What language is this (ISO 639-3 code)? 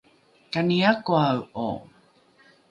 dru